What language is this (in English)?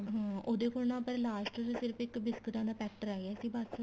Punjabi